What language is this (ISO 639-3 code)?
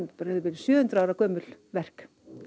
isl